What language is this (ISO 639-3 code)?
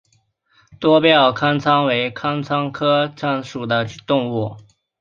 zho